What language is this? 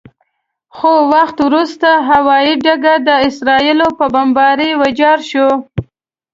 Pashto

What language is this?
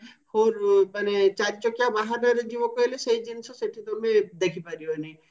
Odia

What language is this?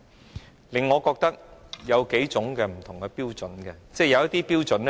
Cantonese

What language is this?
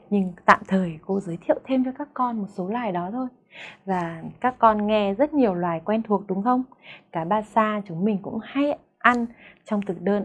Vietnamese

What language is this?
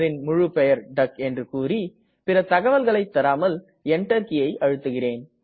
Tamil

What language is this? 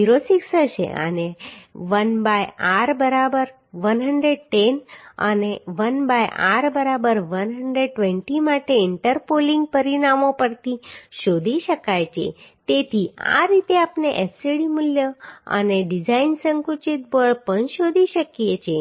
Gujarati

